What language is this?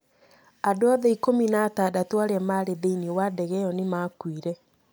Kikuyu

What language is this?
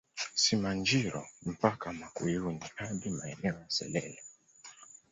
Swahili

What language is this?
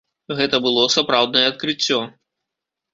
Belarusian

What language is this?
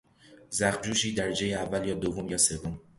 Persian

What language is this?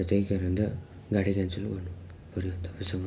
Nepali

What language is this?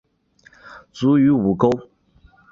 Chinese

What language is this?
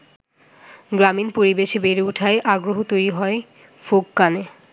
Bangla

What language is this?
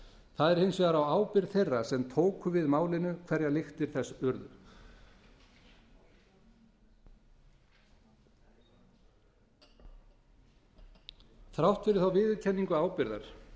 Icelandic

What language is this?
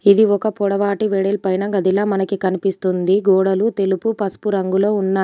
Telugu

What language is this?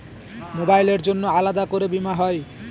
Bangla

